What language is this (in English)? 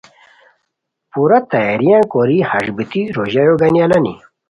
Khowar